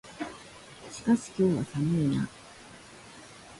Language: Japanese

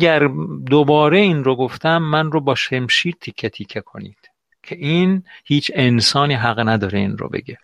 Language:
Persian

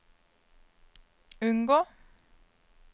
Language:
Norwegian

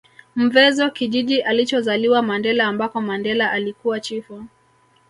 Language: Swahili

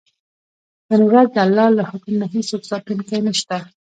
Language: Pashto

